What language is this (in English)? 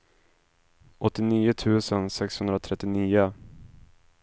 Swedish